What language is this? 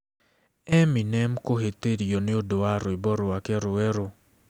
Kikuyu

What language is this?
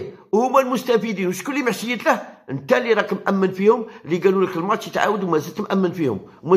Arabic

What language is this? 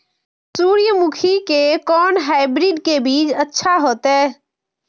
Maithili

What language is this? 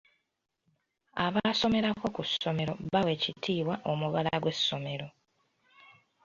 Ganda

